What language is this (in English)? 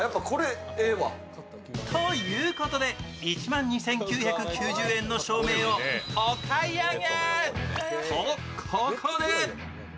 Japanese